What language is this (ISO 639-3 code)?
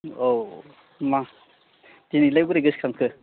brx